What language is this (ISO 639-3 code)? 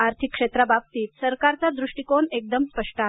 mar